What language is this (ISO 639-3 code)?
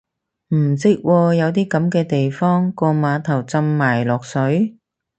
yue